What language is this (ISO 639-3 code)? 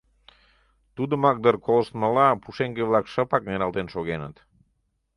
chm